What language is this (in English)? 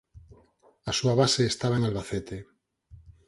Galician